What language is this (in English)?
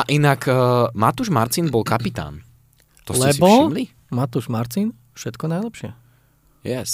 Slovak